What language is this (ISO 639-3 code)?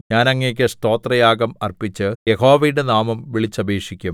mal